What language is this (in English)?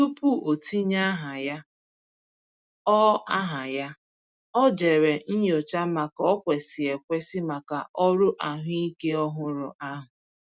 Igbo